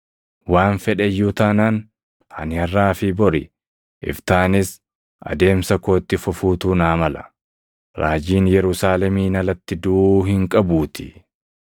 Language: Oromo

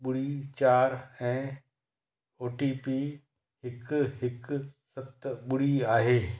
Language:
Sindhi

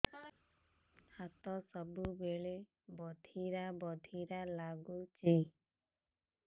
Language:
Odia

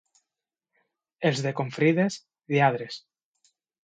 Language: Catalan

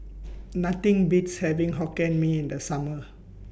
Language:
English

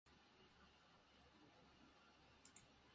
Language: Japanese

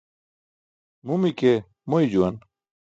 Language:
Burushaski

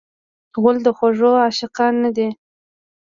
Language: Pashto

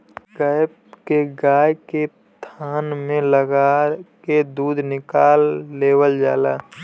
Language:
Bhojpuri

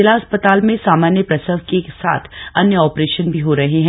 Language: Hindi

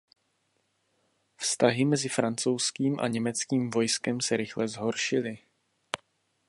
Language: Czech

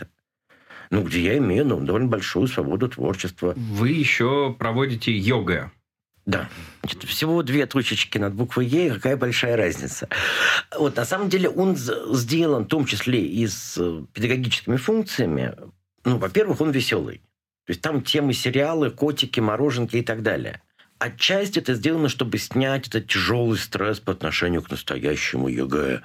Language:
Russian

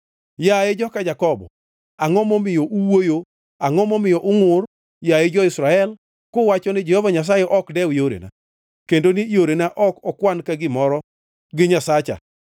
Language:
Luo (Kenya and Tanzania)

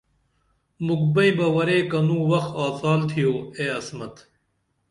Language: Dameli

